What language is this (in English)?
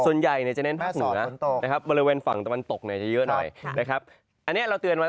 Thai